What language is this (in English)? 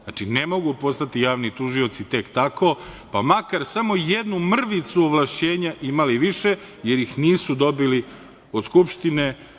Serbian